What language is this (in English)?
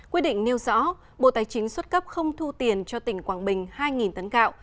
Vietnamese